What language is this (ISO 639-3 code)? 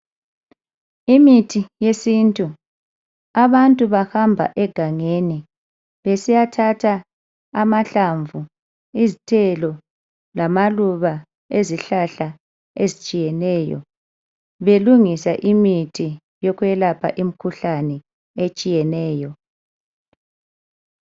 nde